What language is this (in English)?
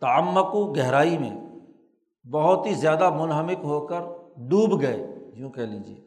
Urdu